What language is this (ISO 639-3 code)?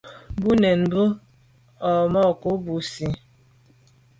byv